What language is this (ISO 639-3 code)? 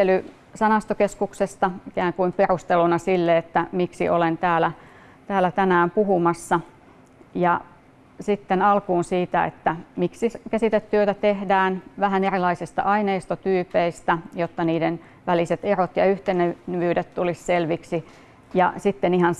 fin